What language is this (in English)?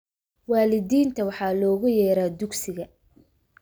Somali